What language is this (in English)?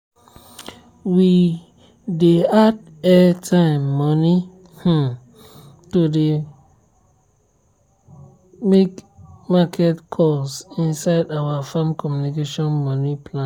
Nigerian Pidgin